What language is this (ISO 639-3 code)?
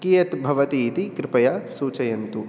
san